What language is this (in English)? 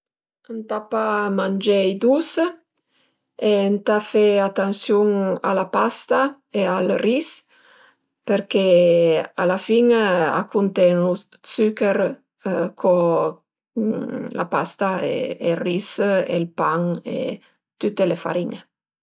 Piedmontese